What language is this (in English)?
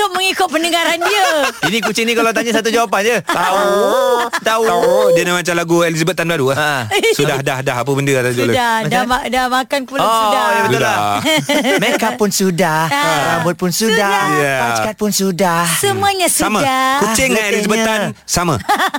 Malay